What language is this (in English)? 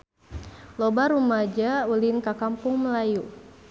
Sundanese